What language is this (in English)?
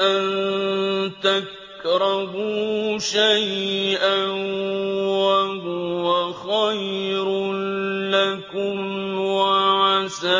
Arabic